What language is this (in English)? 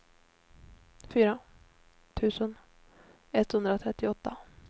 Swedish